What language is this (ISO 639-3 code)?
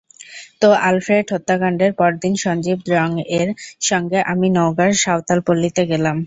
ben